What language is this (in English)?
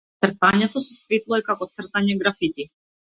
Macedonian